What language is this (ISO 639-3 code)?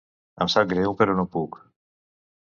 cat